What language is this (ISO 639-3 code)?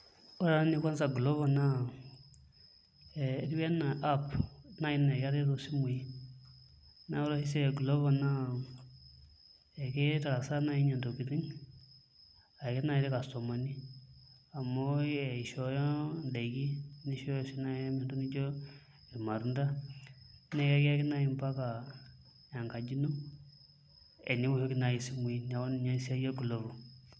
mas